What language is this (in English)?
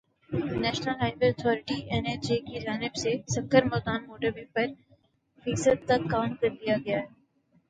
Urdu